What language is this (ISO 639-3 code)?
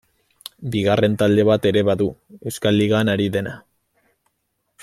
eus